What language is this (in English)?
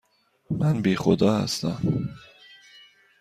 Persian